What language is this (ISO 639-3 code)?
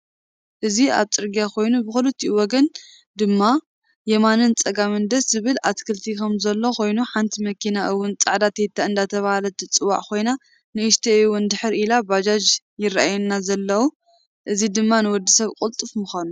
tir